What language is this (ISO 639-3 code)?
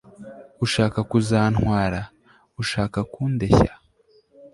kin